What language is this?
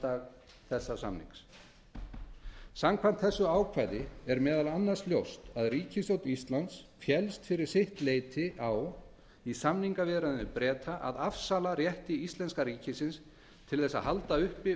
Icelandic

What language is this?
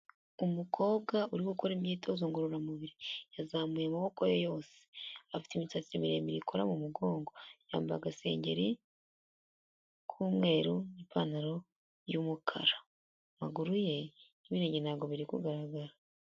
Kinyarwanda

